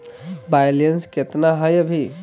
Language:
Magahi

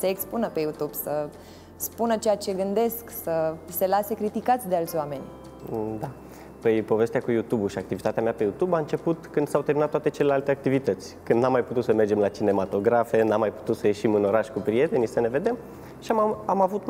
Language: Romanian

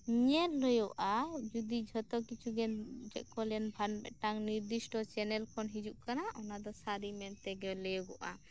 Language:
Santali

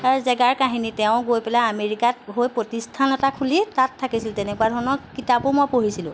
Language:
Assamese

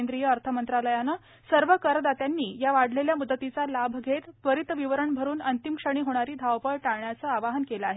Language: Marathi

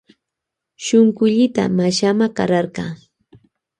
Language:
Loja Highland Quichua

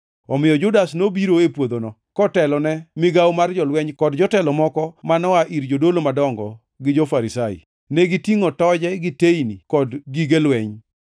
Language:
Luo (Kenya and Tanzania)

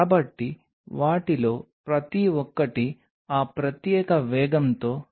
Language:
Telugu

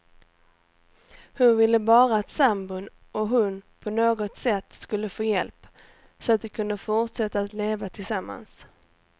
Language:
Swedish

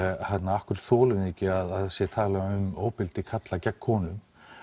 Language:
Icelandic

